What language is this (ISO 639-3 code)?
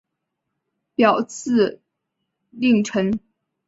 zho